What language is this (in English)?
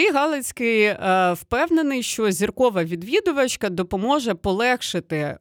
Ukrainian